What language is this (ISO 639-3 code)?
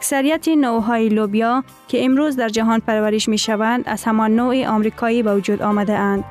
fas